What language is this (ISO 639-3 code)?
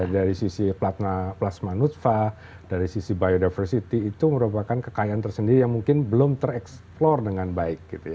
ind